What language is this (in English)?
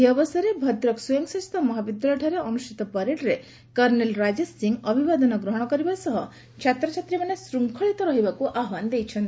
Odia